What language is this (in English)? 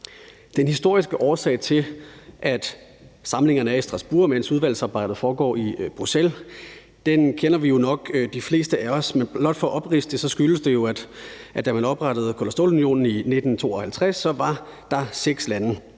Danish